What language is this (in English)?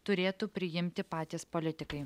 Lithuanian